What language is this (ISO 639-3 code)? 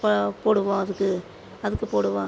tam